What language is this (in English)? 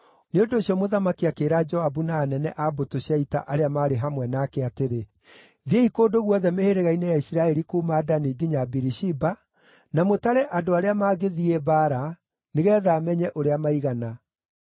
Kikuyu